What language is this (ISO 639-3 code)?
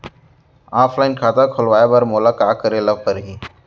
hne